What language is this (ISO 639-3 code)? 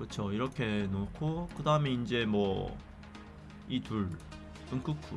kor